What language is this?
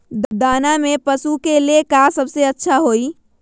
Magahi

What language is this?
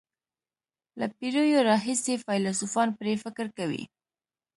Pashto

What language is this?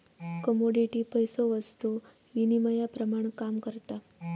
Marathi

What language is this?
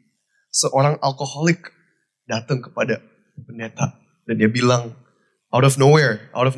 Indonesian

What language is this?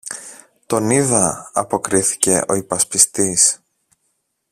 Greek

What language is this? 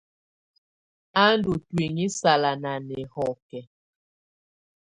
Tunen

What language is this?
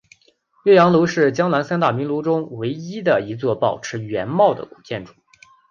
Chinese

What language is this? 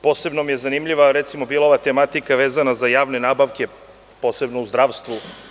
Serbian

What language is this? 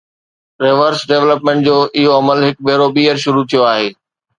Sindhi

